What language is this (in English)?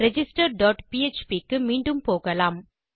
Tamil